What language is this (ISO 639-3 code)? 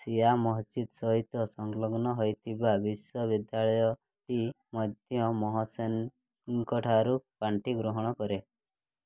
ori